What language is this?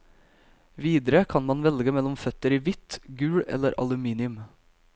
Norwegian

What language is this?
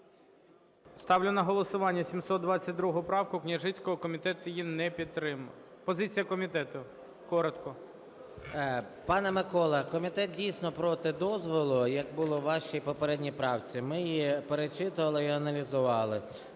Ukrainian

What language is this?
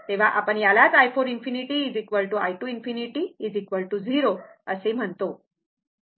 Marathi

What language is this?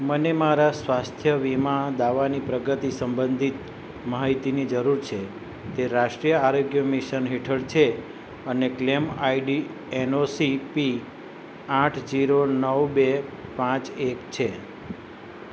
Gujarati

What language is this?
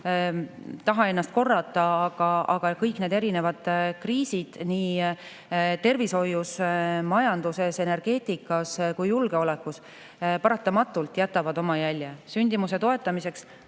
Estonian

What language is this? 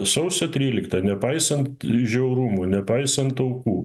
Lithuanian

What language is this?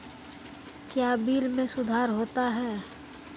Maithili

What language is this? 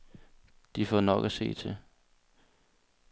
Danish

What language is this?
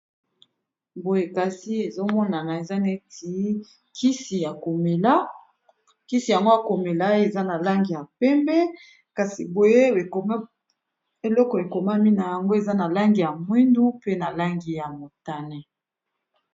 Lingala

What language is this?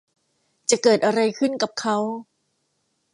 Thai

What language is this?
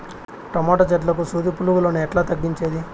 Telugu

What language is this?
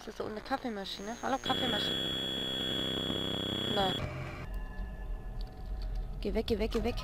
German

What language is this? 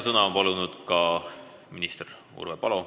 Estonian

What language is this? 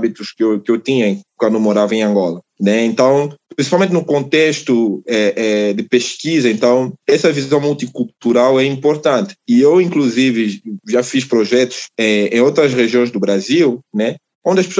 Portuguese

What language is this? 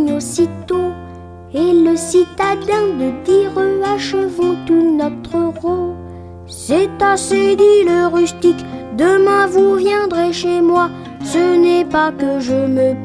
French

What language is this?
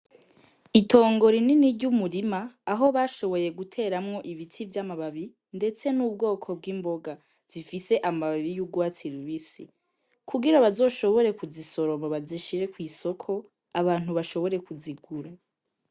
Rundi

